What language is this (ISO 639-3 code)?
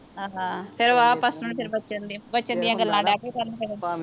pan